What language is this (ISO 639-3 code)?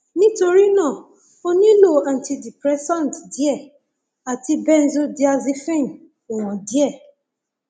yor